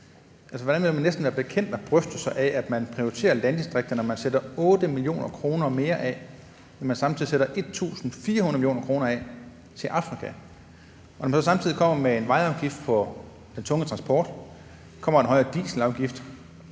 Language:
Danish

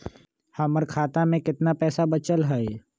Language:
Magahi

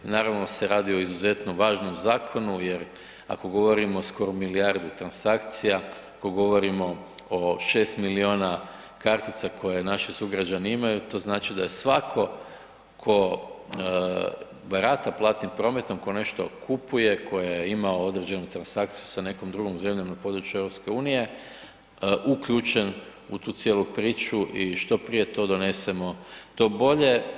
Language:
Croatian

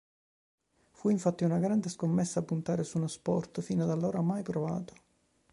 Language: Italian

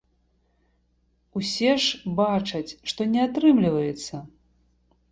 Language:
Belarusian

